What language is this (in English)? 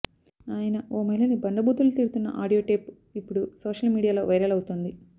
Telugu